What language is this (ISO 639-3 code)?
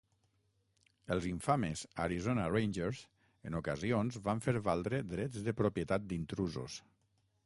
cat